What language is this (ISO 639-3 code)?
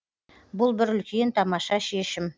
kaz